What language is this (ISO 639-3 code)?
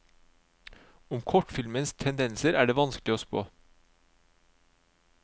nor